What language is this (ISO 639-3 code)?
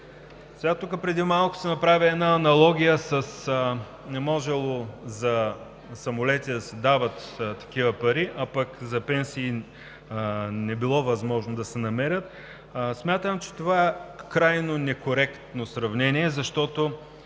bul